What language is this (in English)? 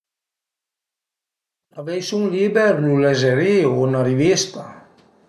Piedmontese